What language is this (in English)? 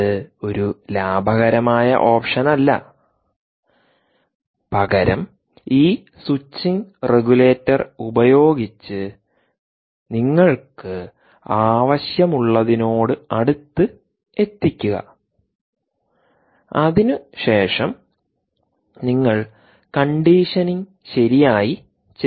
Malayalam